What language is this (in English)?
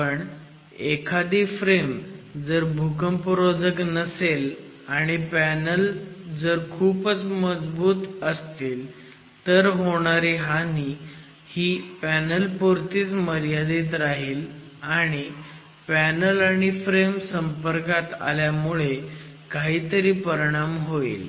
Marathi